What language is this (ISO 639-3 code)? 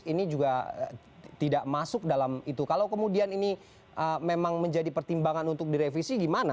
ind